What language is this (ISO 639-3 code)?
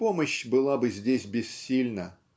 rus